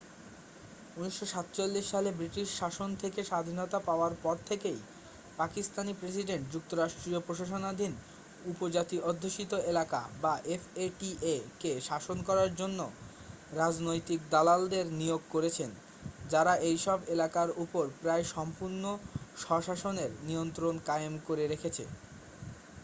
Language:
Bangla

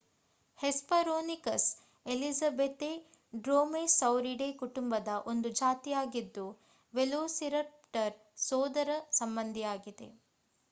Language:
Kannada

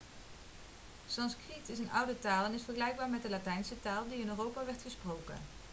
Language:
Dutch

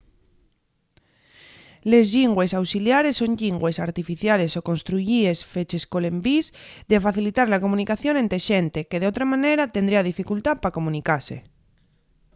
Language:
Asturian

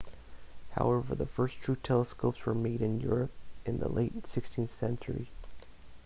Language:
English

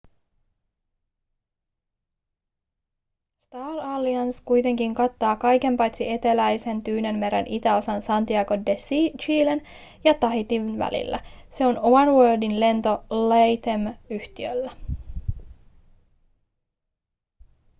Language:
Finnish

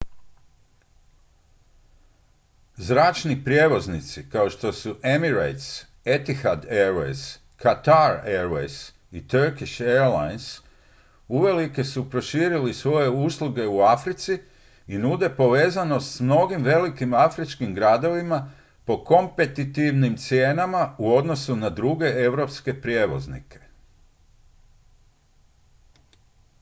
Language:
Croatian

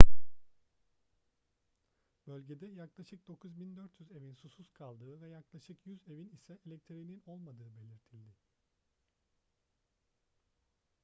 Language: Turkish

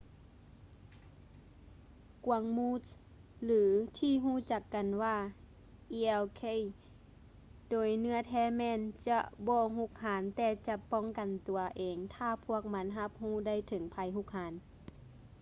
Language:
Lao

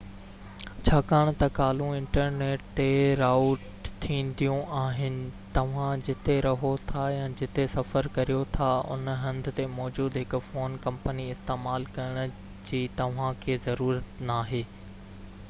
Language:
Sindhi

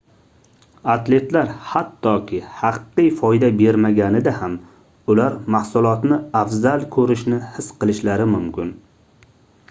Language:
Uzbek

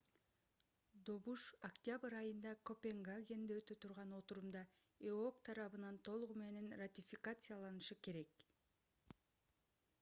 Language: Kyrgyz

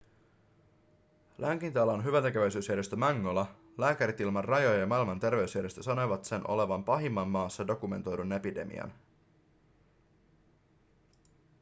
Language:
Finnish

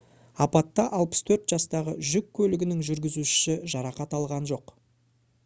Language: Kazakh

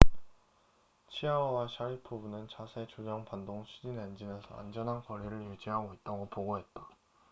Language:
Korean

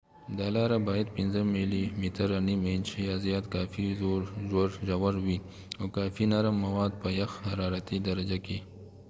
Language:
Pashto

